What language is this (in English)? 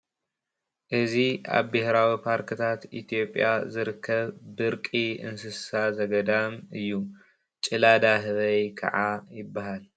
Tigrinya